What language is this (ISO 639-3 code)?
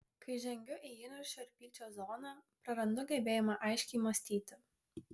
lit